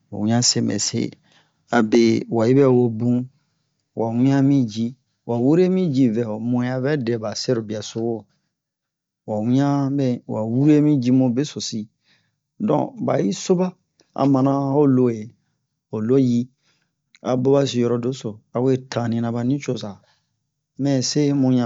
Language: Bomu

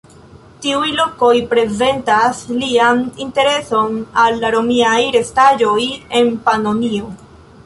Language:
Esperanto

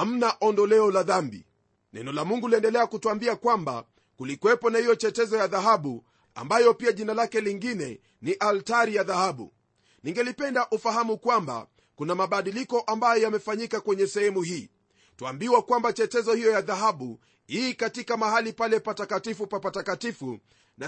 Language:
Swahili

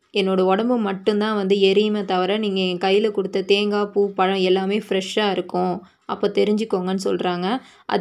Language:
Tamil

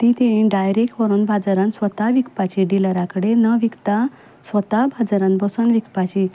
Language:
Konkani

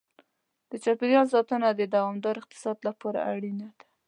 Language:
Pashto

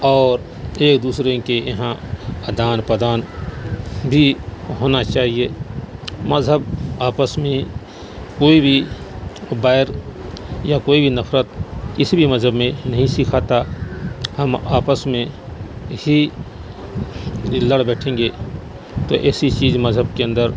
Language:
Urdu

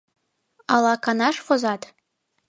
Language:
Mari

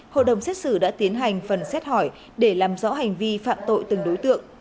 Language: Vietnamese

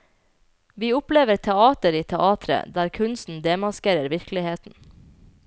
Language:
Norwegian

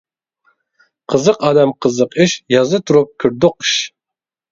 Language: Uyghur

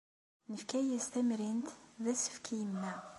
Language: Kabyle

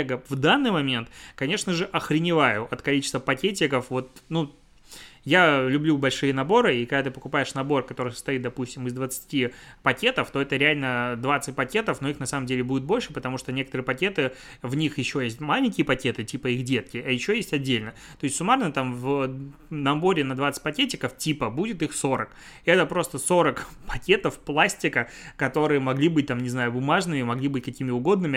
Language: Russian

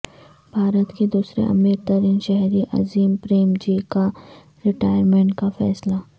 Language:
Urdu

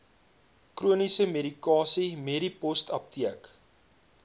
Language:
Afrikaans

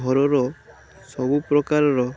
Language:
Odia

